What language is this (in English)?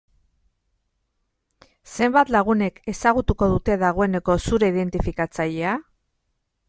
Basque